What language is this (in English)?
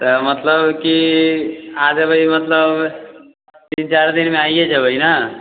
Maithili